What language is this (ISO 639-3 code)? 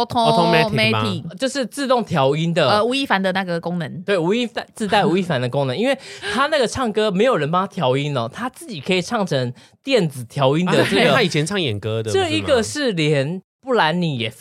zho